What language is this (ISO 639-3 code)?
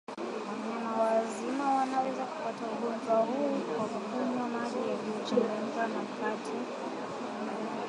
swa